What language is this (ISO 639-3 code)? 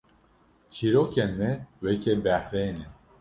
kur